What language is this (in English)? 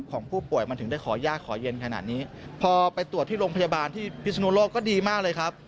Thai